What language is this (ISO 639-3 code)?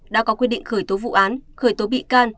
vie